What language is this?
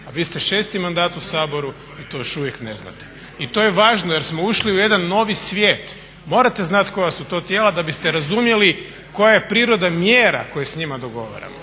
Croatian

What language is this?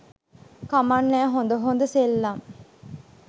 Sinhala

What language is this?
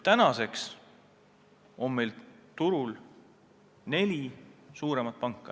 Estonian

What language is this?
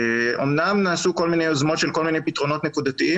Hebrew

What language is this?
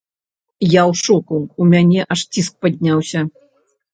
Belarusian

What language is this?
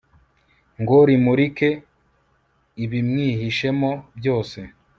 Kinyarwanda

